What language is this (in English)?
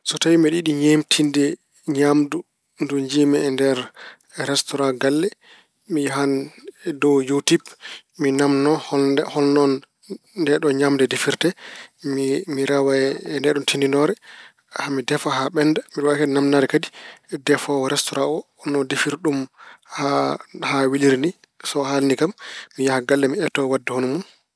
Fula